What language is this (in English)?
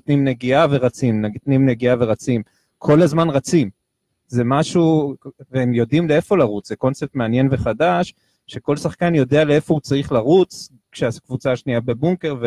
Hebrew